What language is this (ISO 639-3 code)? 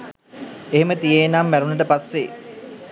sin